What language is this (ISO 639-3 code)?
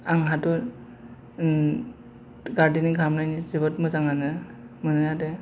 brx